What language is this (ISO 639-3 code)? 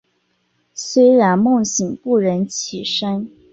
zho